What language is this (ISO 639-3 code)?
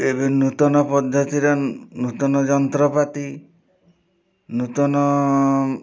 ori